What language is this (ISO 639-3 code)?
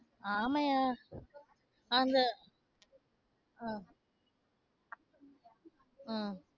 tam